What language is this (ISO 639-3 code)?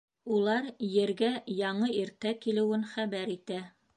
bak